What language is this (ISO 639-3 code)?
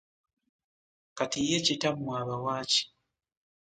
lug